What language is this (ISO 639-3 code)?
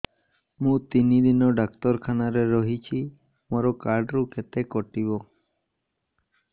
ori